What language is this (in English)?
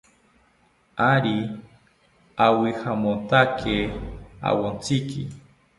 South Ucayali Ashéninka